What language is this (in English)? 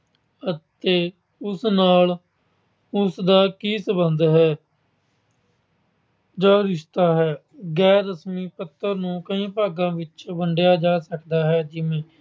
Punjabi